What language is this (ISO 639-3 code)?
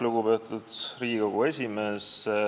est